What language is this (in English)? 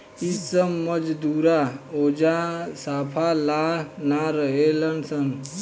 Bhojpuri